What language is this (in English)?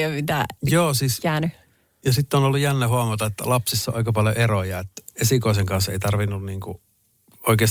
Finnish